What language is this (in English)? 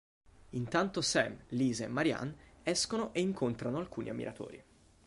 Italian